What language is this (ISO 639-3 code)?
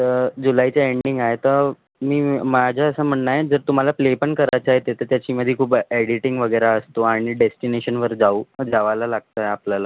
mar